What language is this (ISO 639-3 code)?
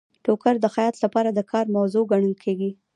pus